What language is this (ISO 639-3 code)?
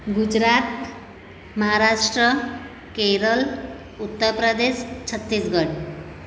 guj